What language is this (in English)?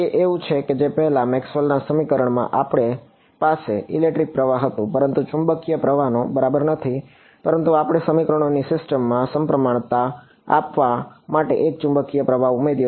Gujarati